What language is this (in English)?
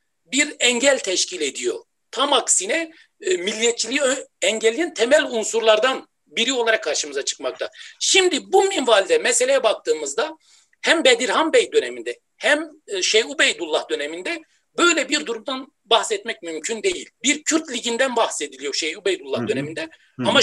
Turkish